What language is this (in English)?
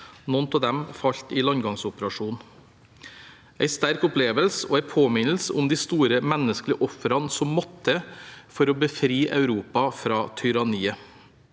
Norwegian